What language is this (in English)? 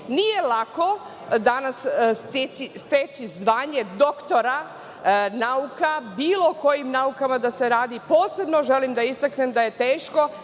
Serbian